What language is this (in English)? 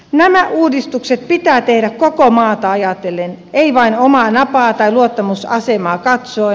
Finnish